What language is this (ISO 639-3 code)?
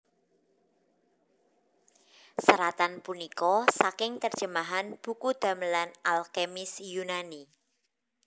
jav